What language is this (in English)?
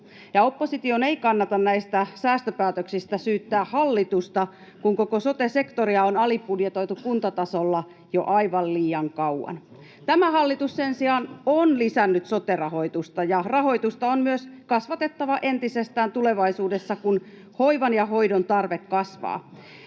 Finnish